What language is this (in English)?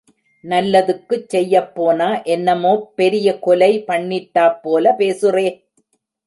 Tamil